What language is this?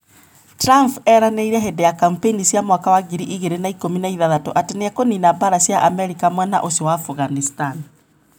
Kikuyu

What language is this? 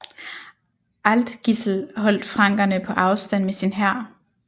Danish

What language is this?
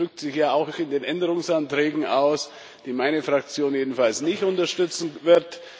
German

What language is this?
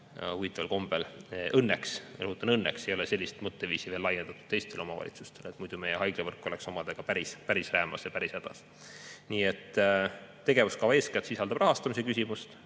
Estonian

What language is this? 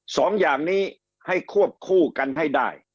Thai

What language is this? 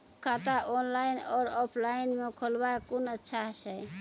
Maithili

